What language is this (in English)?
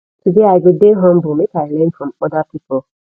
Nigerian Pidgin